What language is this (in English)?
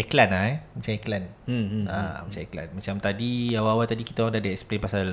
Malay